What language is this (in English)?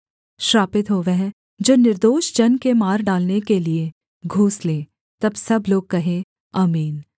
Hindi